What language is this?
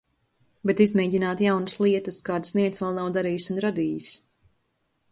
Latvian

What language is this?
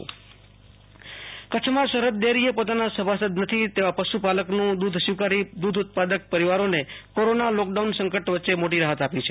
Gujarati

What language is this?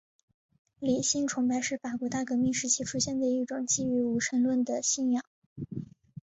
Chinese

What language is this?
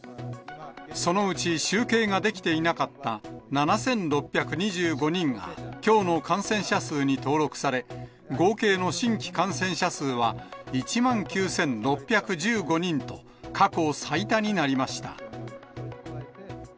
Japanese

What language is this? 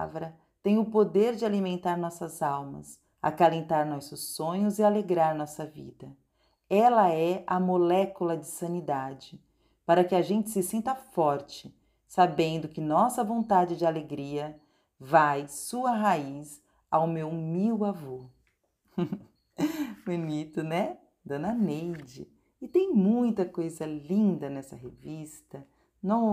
Portuguese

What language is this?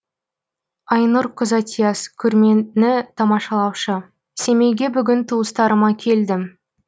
Kazakh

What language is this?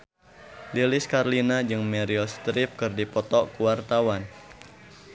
Sundanese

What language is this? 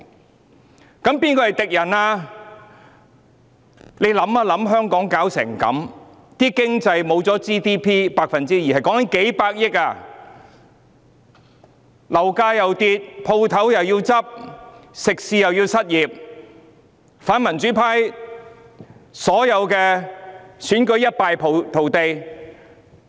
Cantonese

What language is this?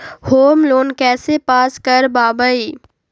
Magahi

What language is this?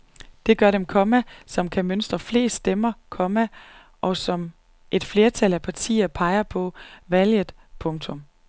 Danish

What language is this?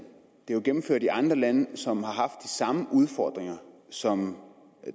Danish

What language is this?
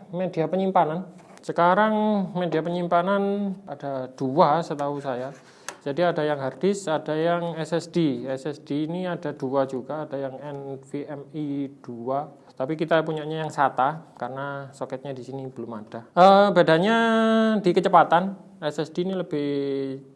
Indonesian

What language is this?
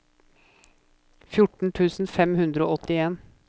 Norwegian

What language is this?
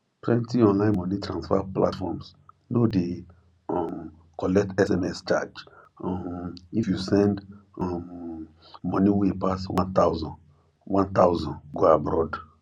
Nigerian Pidgin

